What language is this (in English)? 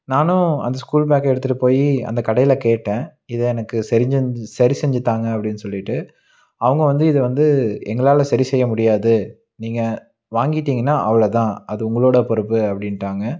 Tamil